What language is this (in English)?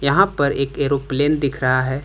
Hindi